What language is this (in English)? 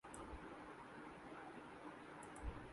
Urdu